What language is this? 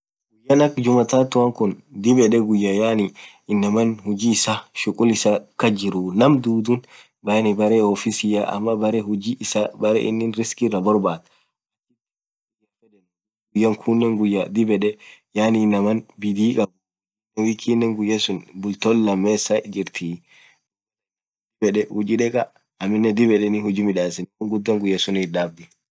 Orma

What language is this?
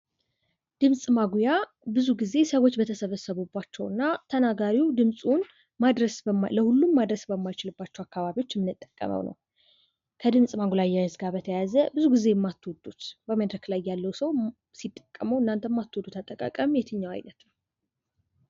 Amharic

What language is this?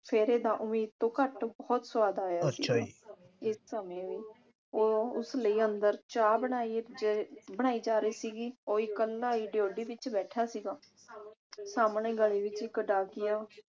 Punjabi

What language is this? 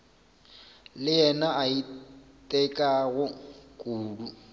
Northern Sotho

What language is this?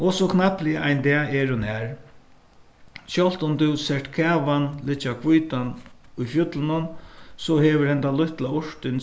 Faroese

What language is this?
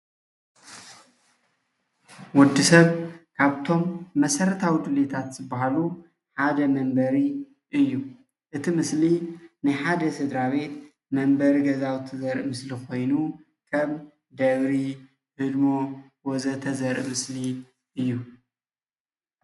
Tigrinya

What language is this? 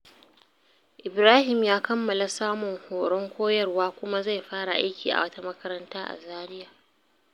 Hausa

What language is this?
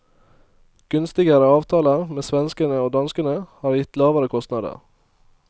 Norwegian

